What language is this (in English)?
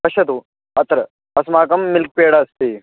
Sanskrit